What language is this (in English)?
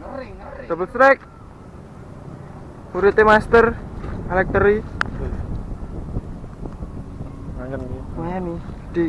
Indonesian